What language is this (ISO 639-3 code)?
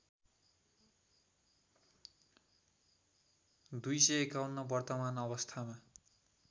nep